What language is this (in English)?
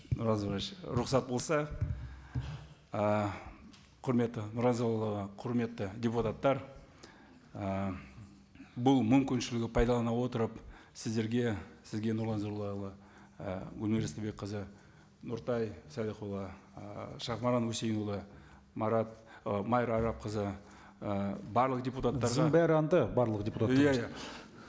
Kazakh